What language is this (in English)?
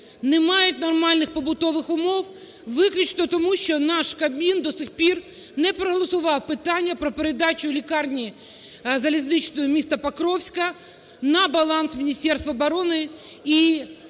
Ukrainian